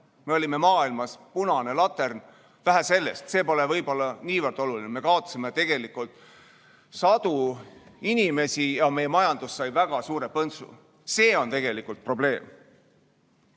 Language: Estonian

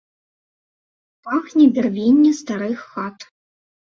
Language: Belarusian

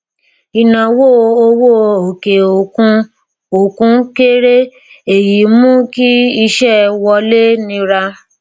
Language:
Yoruba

